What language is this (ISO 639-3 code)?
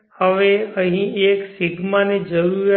guj